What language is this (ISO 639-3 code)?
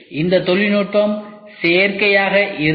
tam